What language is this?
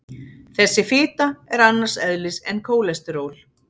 Icelandic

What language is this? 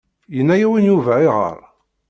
Kabyle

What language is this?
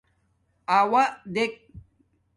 Domaaki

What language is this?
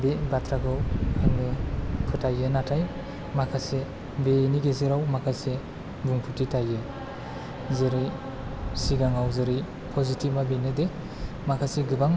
Bodo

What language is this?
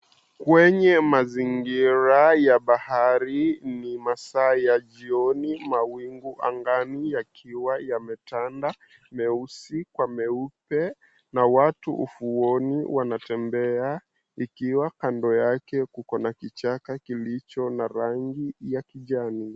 Swahili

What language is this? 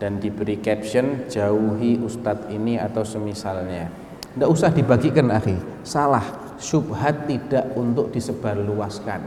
Indonesian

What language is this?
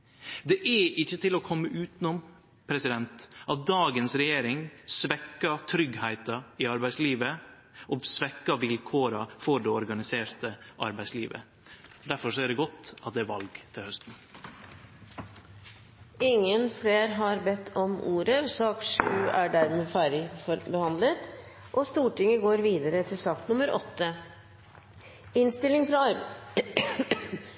Norwegian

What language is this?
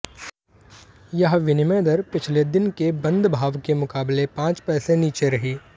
Hindi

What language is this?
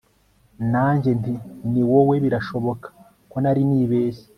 Kinyarwanda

